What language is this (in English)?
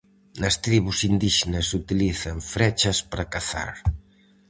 Galician